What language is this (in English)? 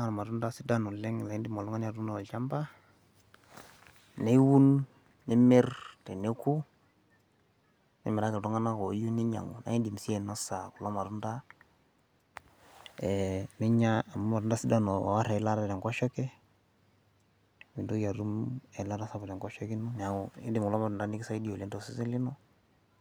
Masai